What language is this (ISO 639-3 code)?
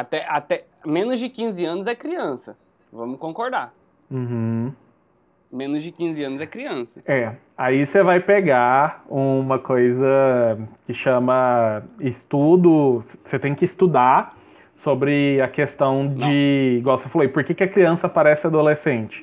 por